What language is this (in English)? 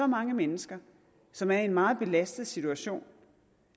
Danish